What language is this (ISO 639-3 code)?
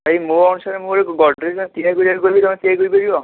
ori